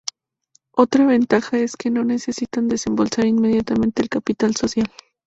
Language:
Spanish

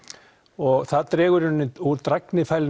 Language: Icelandic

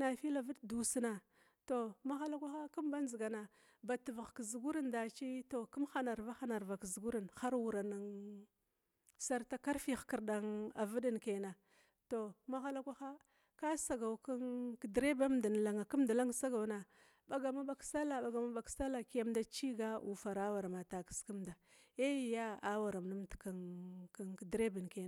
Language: Glavda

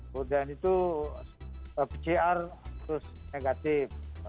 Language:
Indonesian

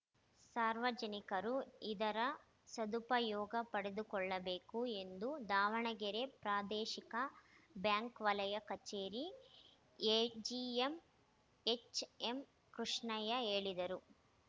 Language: Kannada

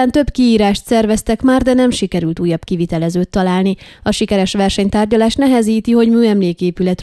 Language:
Hungarian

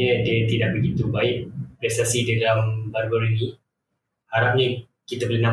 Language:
Malay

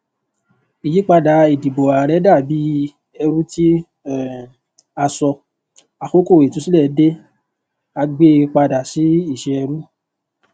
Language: Yoruba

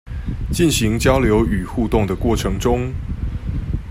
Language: Chinese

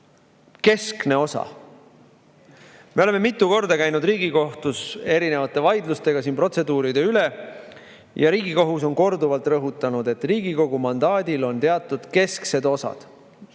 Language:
Estonian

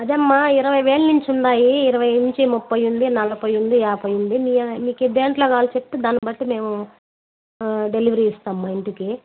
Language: Telugu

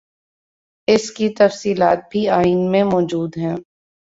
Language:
Urdu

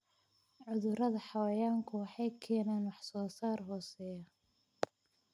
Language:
Somali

